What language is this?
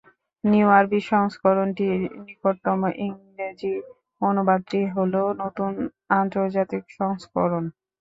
Bangla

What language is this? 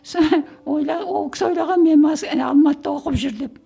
Kazakh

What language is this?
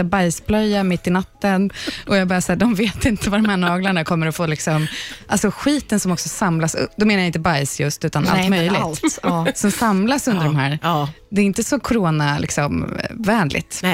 Swedish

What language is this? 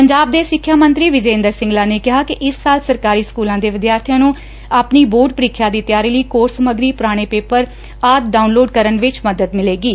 Punjabi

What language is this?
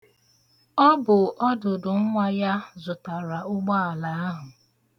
Igbo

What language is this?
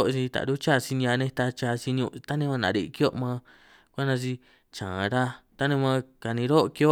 San Martín Itunyoso Triqui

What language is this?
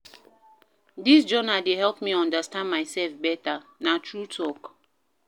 Nigerian Pidgin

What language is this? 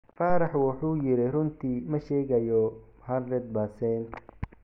Somali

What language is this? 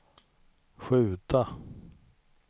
Swedish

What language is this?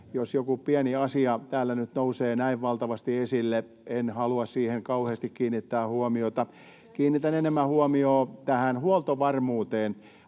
Finnish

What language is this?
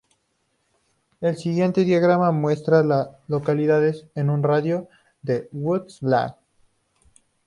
Spanish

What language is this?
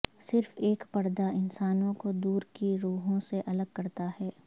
Urdu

